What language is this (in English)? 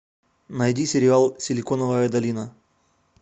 Russian